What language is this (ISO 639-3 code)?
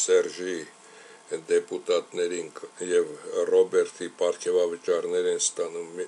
ron